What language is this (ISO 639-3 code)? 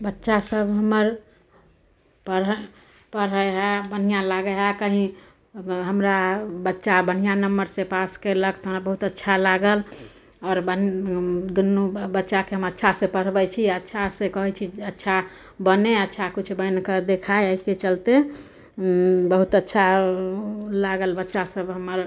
mai